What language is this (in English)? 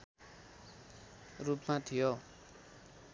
Nepali